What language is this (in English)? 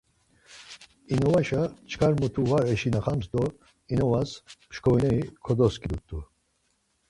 Laz